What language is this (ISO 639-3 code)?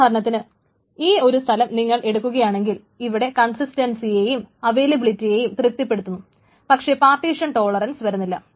mal